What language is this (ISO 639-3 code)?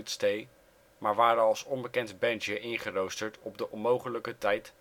nld